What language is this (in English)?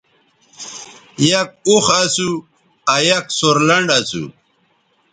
Bateri